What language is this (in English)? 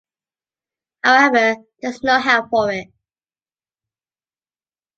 English